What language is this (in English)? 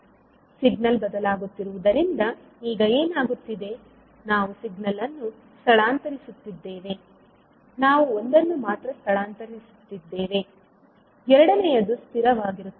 Kannada